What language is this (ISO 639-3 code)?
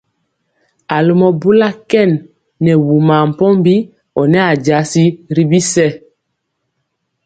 mcx